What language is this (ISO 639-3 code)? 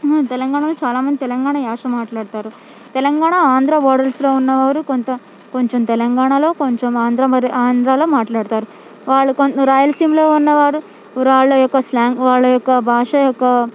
tel